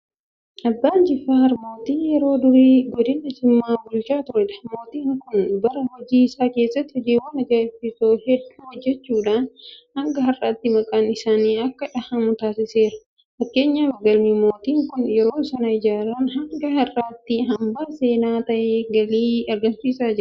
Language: Oromo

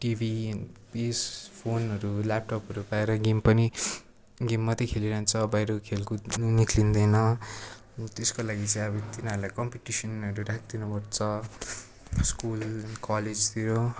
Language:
Nepali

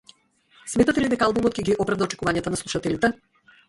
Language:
Macedonian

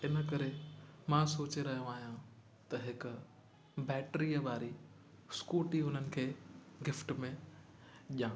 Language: Sindhi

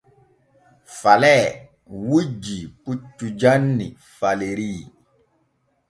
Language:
Borgu Fulfulde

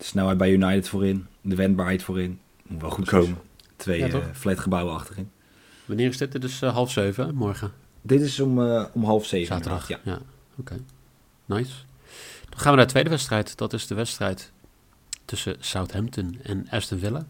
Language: Dutch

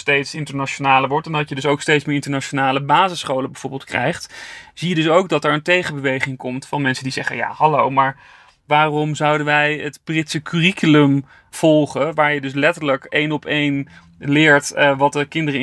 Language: Dutch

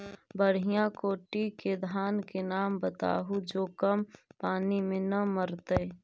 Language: Magahi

